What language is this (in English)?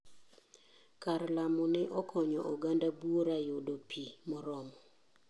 Luo (Kenya and Tanzania)